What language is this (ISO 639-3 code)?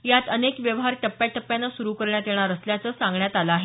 mar